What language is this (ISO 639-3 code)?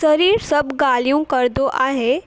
snd